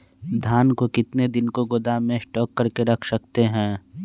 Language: Magahi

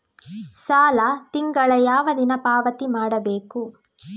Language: Kannada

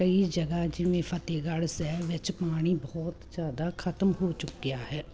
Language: Punjabi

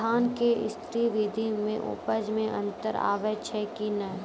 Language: Maithili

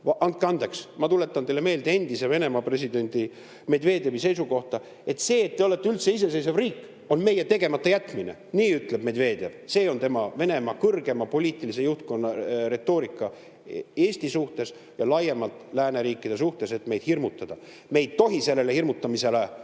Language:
Estonian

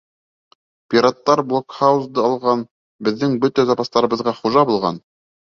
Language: Bashkir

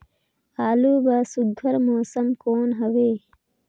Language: Chhattisgarhi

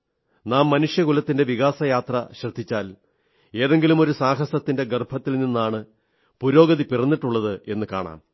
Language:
Malayalam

